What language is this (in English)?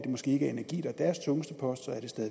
Danish